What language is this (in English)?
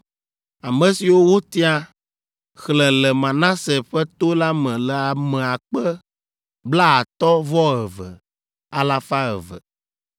Ewe